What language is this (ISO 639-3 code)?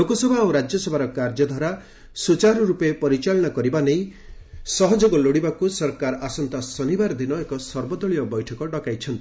ori